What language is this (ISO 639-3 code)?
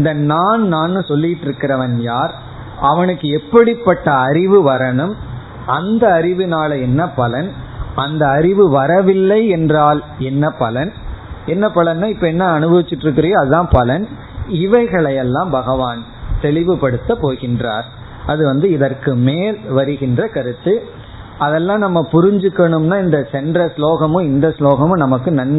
tam